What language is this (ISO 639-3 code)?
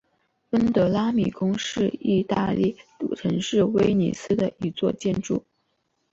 zho